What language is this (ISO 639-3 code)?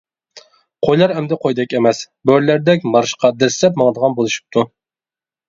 uig